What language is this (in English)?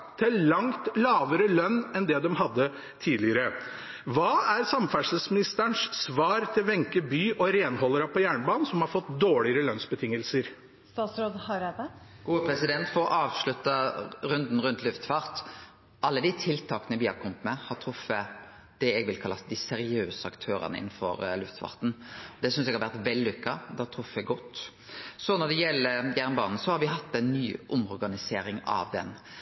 Norwegian